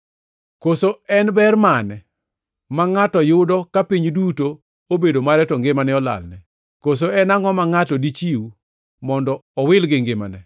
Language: Luo (Kenya and Tanzania)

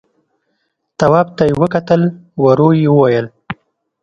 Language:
Pashto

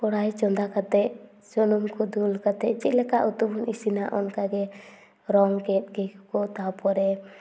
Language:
Santali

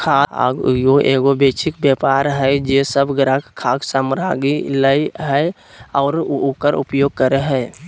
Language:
Magahi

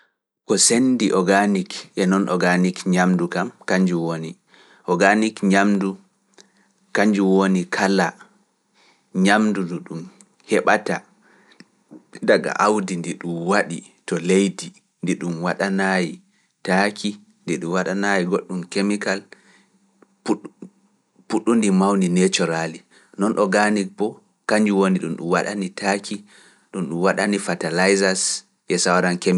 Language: Fula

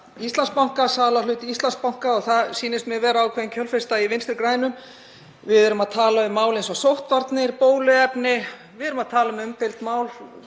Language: Icelandic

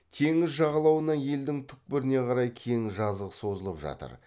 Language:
Kazakh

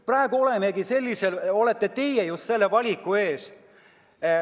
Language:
Estonian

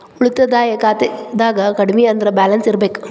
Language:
Kannada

